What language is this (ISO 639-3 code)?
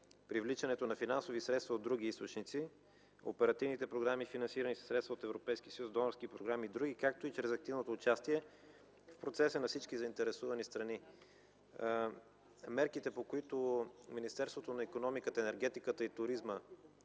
bul